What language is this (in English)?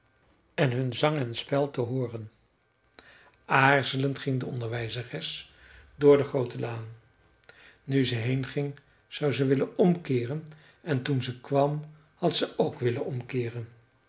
Dutch